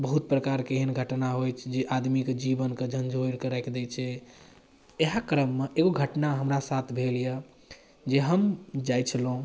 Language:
Maithili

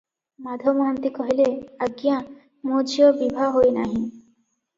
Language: Odia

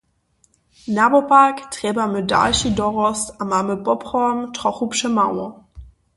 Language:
Upper Sorbian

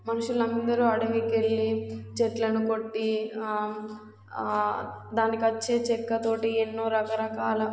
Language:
Telugu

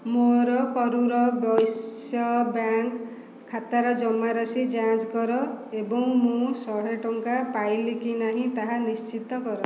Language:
Odia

